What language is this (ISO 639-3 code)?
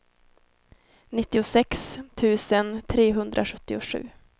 swe